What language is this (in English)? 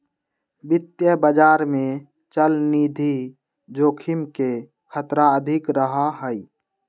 Magahi